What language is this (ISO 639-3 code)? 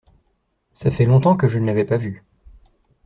fra